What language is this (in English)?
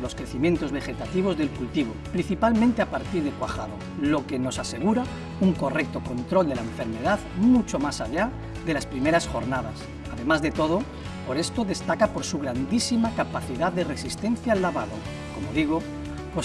Spanish